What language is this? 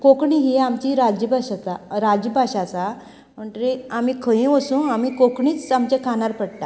Konkani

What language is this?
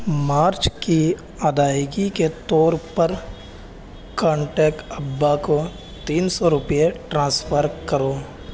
Urdu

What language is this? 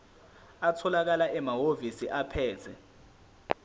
Zulu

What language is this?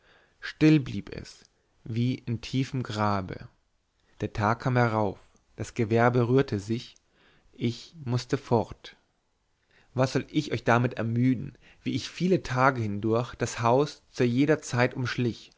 German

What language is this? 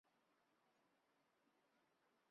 Chinese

